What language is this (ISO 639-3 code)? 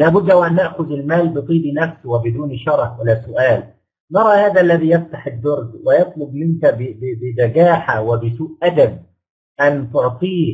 ara